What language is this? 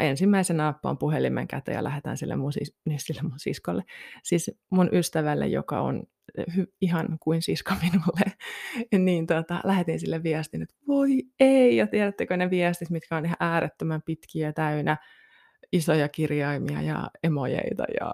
Finnish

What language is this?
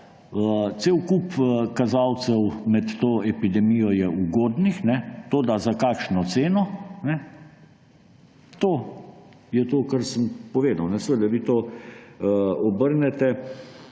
Slovenian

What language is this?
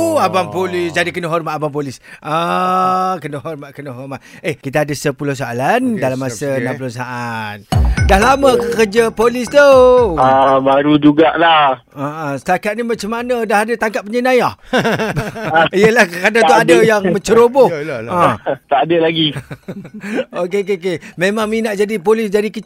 Malay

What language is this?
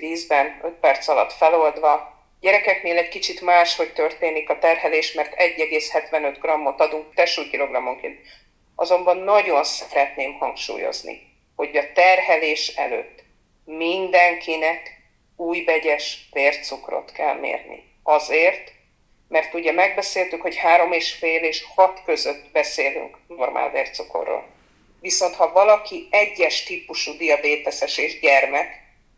Hungarian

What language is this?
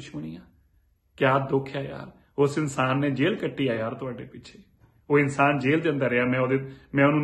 Hindi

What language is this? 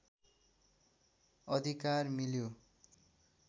Nepali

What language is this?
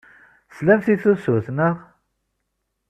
Kabyle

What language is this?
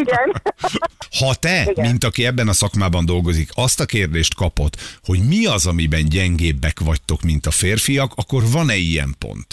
Hungarian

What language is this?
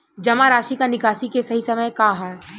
Bhojpuri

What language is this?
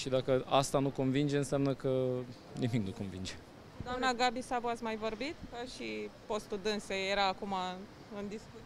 Romanian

